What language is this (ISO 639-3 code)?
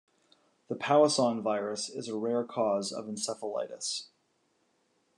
eng